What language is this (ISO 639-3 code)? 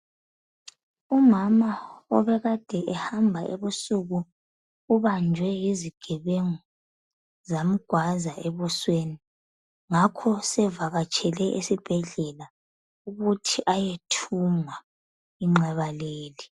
nde